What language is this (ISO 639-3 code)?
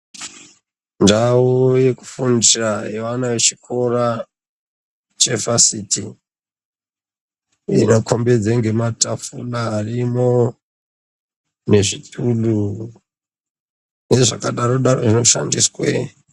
ndc